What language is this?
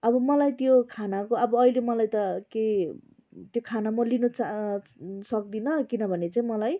Nepali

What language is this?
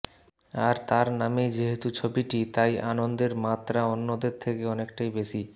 Bangla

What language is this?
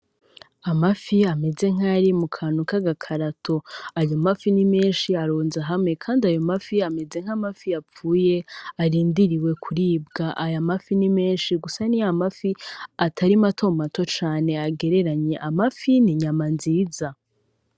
Rundi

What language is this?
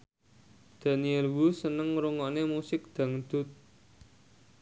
Javanese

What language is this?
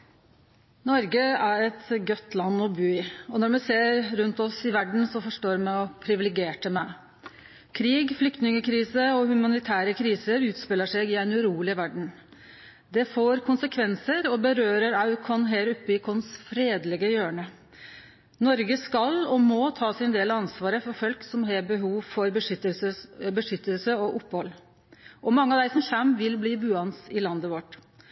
Norwegian Nynorsk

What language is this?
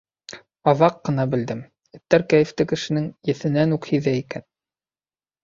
Bashkir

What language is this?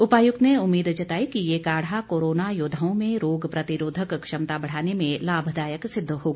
Hindi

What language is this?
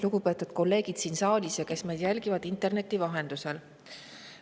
Estonian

